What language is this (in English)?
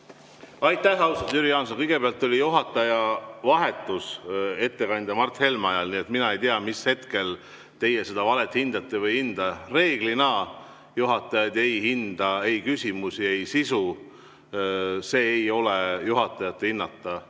Estonian